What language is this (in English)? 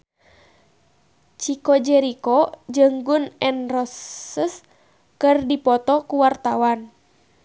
Sundanese